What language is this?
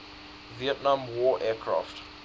English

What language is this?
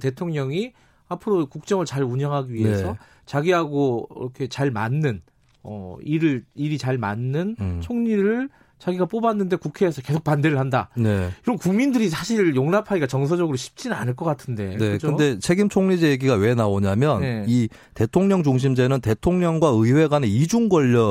Korean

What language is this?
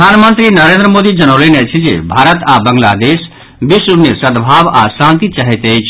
Maithili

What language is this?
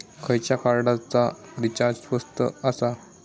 Marathi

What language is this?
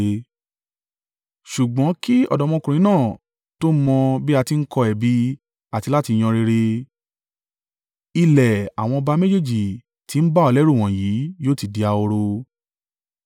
Yoruba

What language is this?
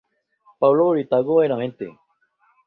Spanish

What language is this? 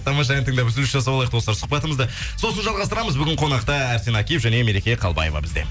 Kazakh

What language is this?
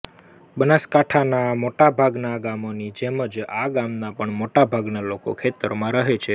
Gujarati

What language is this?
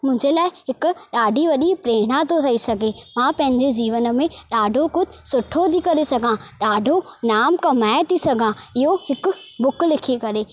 Sindhi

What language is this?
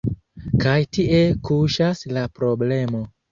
Esperanto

